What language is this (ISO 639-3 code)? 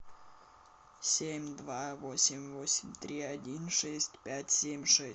rus